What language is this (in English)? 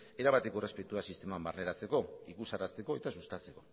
Basque